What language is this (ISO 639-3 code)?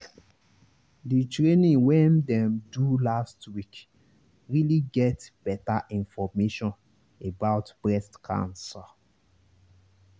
pcm